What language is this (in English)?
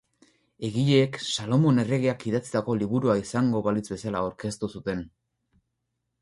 Basque